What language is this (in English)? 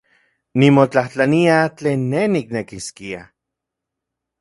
Central Puebla Nahuatl